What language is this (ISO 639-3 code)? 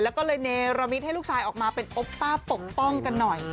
tha